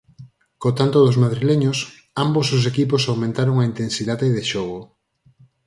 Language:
Galician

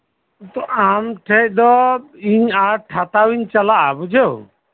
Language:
Santali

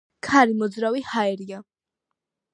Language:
Georgian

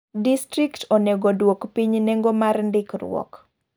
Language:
Luo (Kenya and Tanzania)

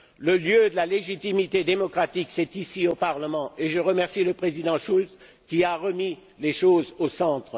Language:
French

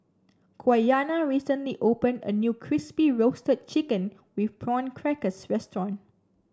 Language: English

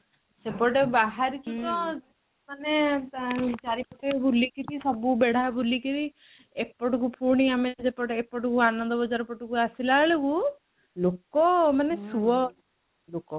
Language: Odia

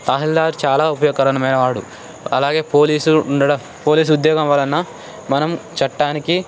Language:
Telugu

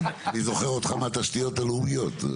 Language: Hebrew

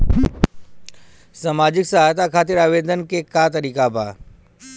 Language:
Bhojpuri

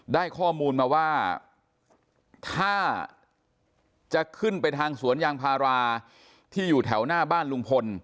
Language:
Thai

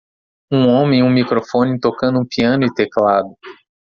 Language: Portuguese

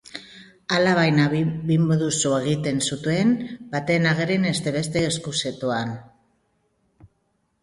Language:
Basque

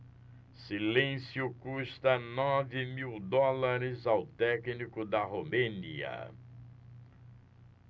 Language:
Portuguese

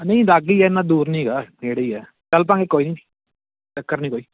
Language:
Punjabi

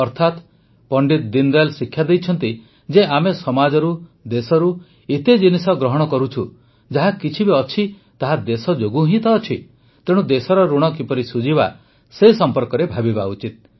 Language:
Odia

